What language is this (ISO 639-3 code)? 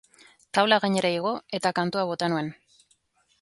eus